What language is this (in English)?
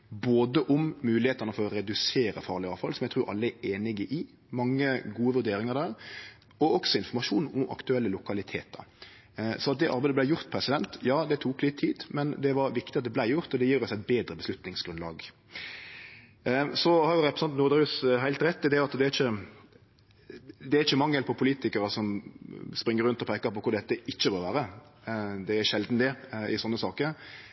Norwegian Nynorsk